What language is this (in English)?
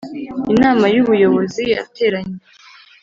Kinyarwanda